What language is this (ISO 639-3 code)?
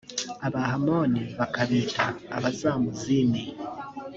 kin